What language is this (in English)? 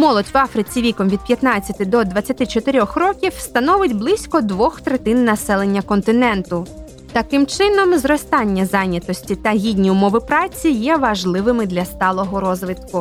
Ukrainian